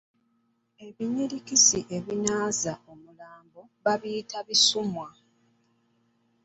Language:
Ganda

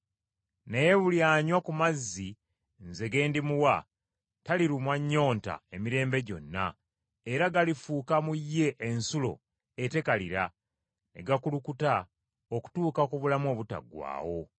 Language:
Ganda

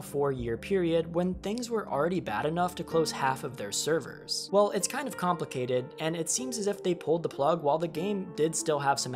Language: English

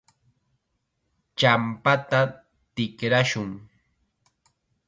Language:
Chiquián Ancash Quechua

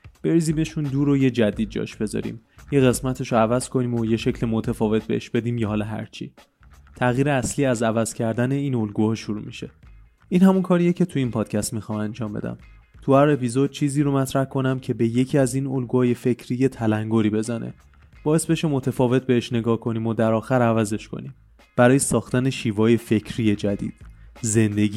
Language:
Persian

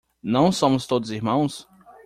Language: Portuguese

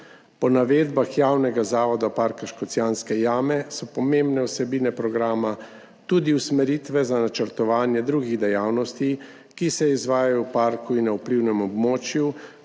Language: Slovenian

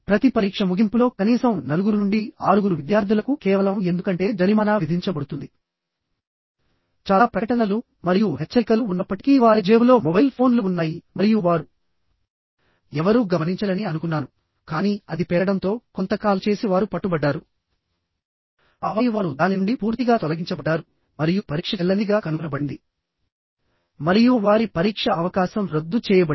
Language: Telugu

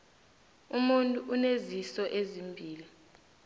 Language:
South Ndebele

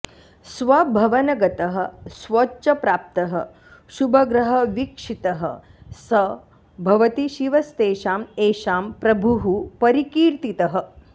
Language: Sanskrit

